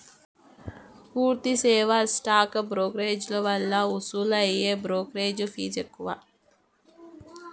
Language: Telugu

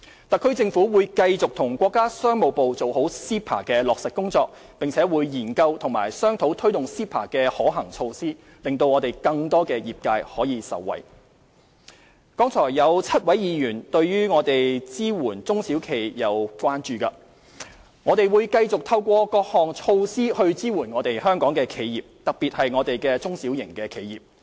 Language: Cantonese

